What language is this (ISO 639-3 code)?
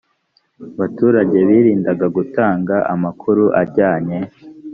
kin